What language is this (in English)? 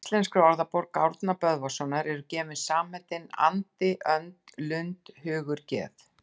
Icelandic